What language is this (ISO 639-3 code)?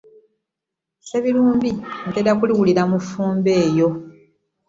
lug